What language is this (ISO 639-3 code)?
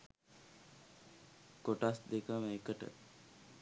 sin